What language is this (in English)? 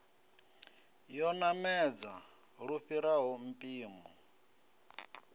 Venda